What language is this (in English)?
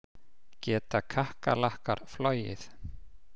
Icelandic